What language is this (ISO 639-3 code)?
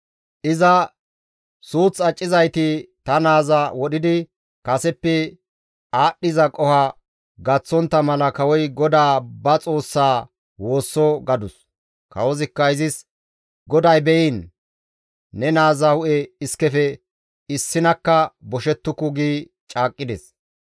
gmv